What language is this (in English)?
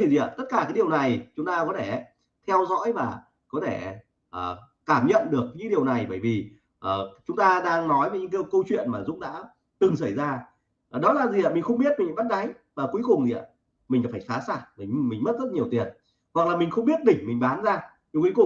Vietnamese